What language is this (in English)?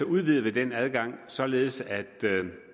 Danish